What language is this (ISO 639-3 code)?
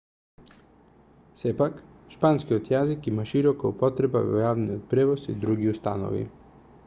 mkd